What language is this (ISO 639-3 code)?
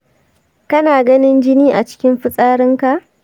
hau